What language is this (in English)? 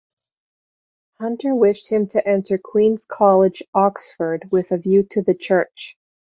English